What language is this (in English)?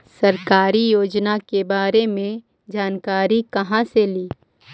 Magahi